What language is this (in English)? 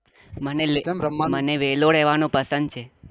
Gujarati